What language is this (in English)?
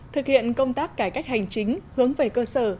Vietnamese